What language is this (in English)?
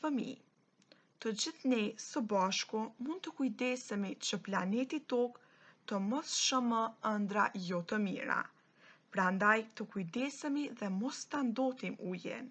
Romanian